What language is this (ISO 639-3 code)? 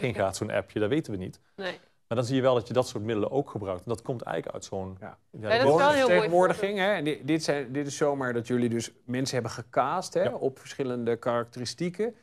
nld